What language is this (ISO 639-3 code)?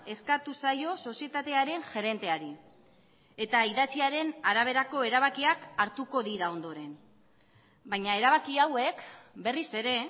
eus